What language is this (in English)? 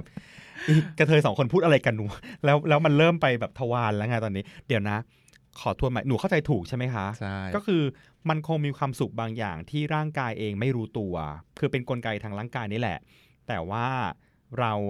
Thai